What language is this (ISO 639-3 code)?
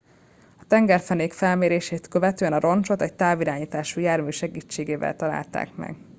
hun